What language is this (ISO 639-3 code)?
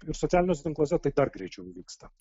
lit